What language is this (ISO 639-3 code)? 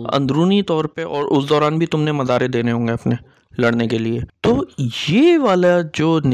urd